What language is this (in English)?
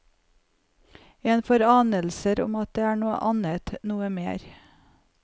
Norwegian